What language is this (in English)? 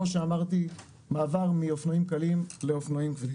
Hebrew